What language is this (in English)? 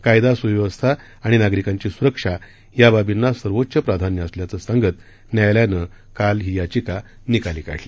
Marathi